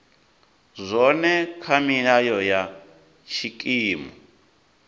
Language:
Venda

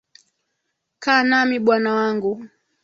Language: Swahili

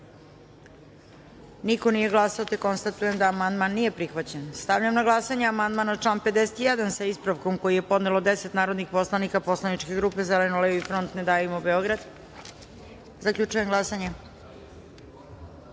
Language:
Serbian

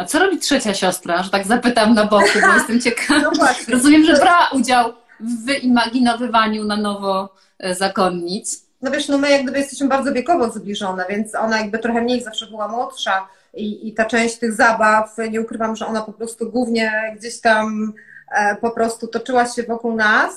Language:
Polish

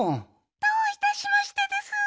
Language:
Japanese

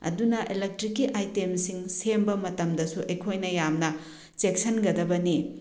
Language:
Manipuri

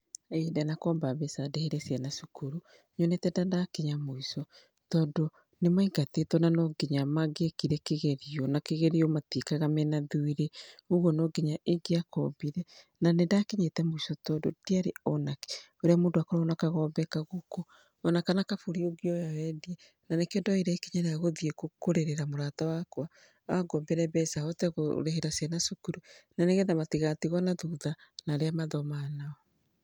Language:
Kikuyu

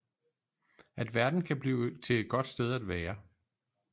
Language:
Danish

